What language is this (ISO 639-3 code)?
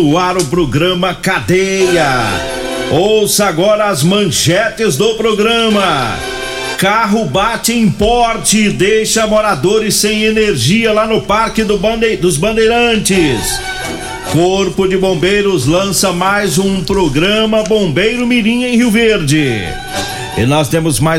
por